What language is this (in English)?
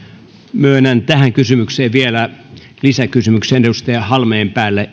Finnish